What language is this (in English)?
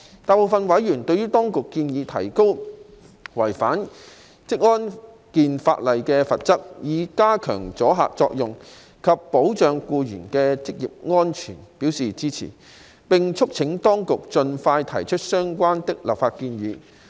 Cantonese